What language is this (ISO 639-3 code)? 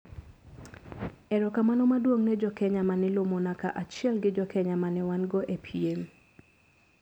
luo